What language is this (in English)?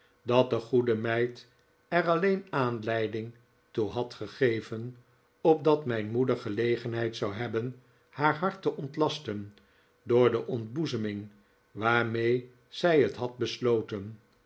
Dutch